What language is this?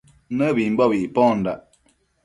Matsés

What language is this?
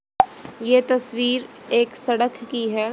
Hindi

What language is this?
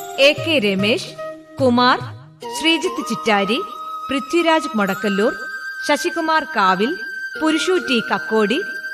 Malayalam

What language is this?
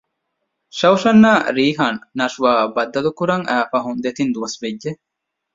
Divehi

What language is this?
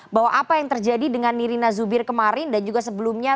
Indonesian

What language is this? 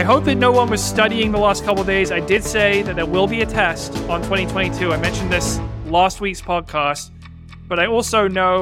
English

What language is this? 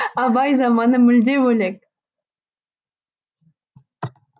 Kazakh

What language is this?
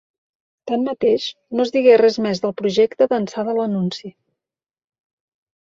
Catalan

